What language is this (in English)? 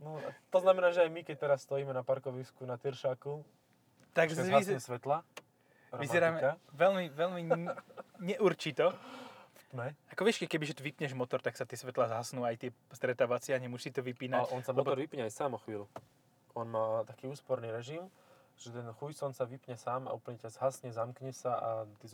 Slovak